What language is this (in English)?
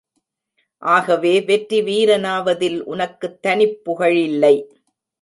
Tamil